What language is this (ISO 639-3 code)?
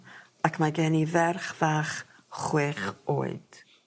cym